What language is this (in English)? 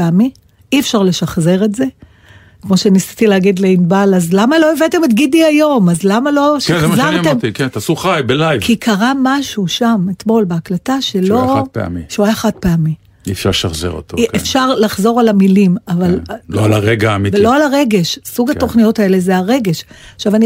Hebrew